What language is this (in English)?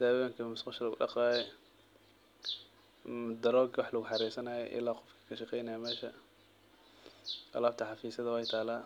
Somali